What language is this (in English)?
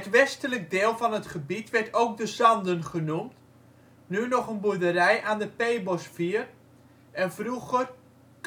Dutch